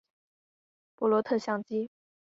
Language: Chinese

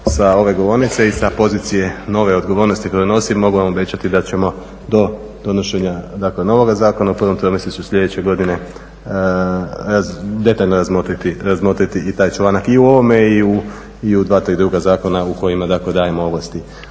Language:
Croatian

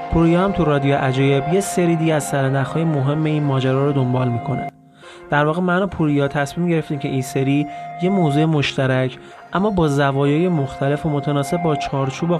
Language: Persian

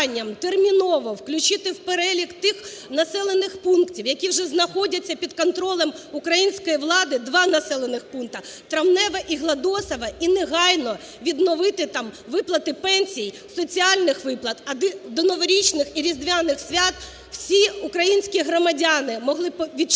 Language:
Ukrainian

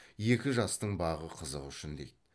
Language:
Kazakh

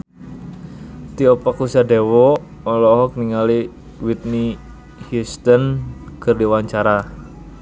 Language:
Sundanese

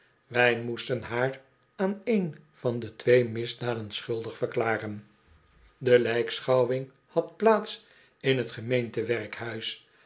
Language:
Dutch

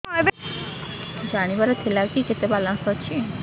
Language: Odia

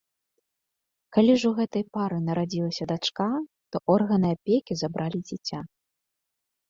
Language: Belarusian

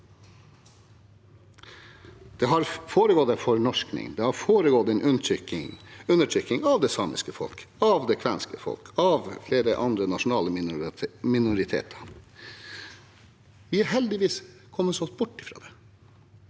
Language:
Norwegian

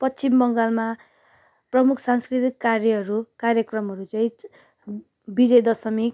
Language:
Nepali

